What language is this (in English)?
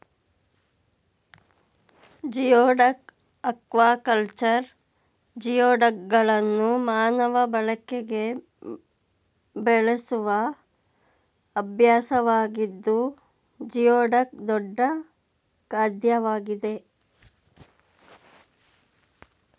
Kannada